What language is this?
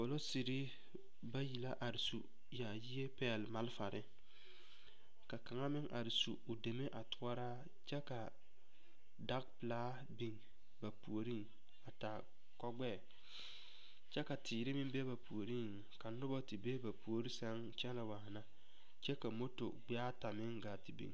Southern Dagaare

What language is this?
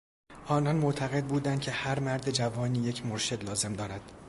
Persian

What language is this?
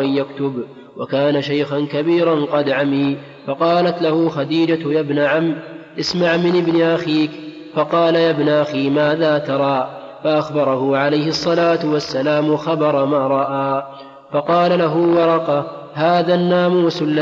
Arabic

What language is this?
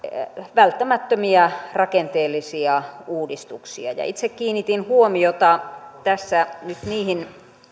Finnish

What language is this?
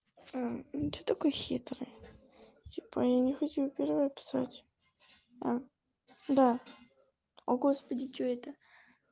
Russian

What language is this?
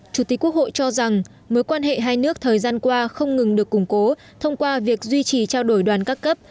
Vietnamese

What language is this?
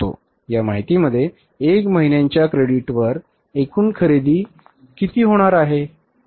Marathi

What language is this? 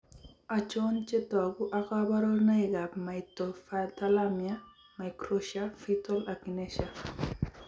Kalenjin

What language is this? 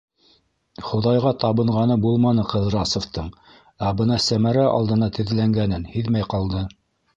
Bashkir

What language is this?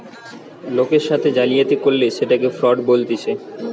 Bangla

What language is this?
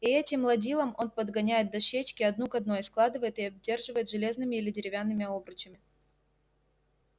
Russian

